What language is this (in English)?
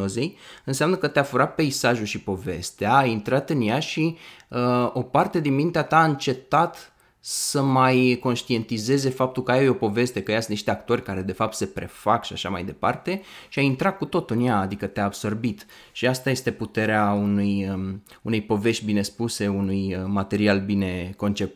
Romanian